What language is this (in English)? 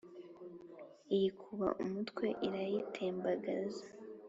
Kinyarwanda